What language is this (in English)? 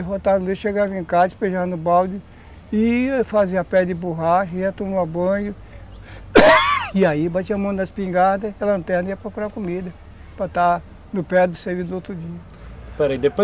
Portuguese